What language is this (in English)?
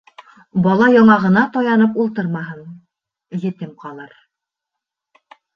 Bashkir